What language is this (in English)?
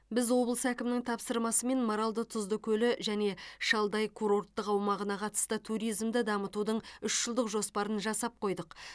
Kazakh